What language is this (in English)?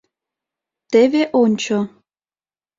Mari